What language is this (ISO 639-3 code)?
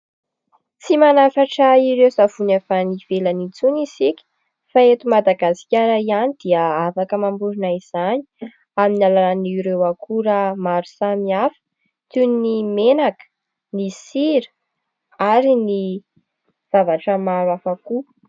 mlg